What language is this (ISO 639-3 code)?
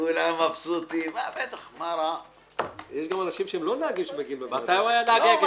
heb